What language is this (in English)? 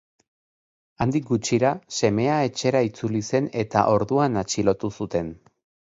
Basque